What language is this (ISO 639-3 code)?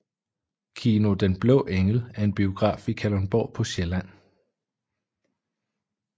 dan